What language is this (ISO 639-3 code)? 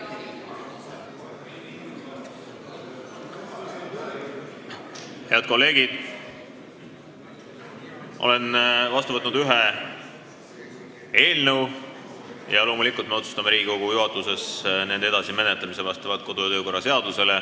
est